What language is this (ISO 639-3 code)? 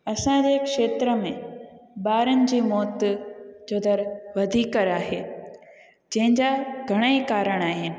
snd